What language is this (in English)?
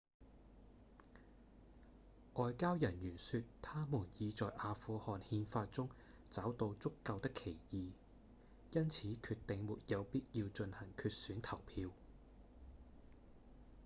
Cantonese